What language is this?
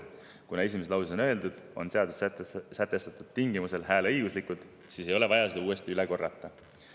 Estonian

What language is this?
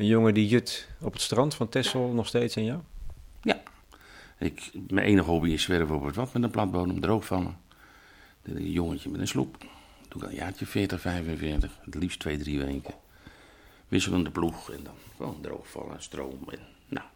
Dutch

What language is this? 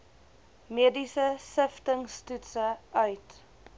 Afrikaans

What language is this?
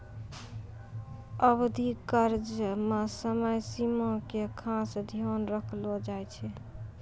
Maithili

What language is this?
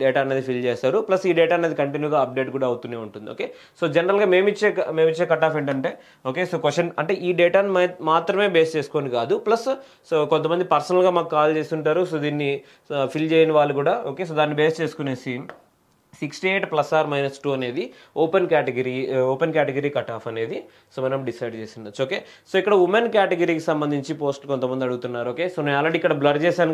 Telugu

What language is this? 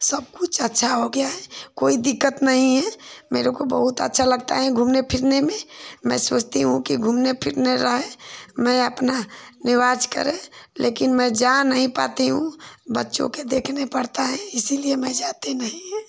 Hindi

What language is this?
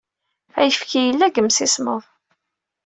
Kabyle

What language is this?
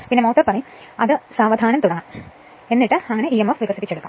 Malayalam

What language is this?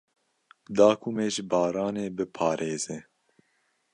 Kurdish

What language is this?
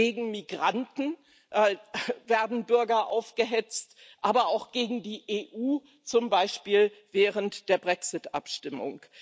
German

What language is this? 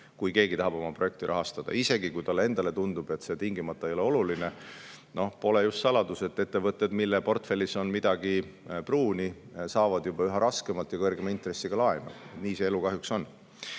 Estonian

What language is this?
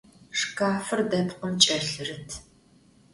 Adyghe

